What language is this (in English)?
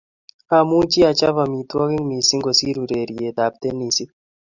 Kalenjin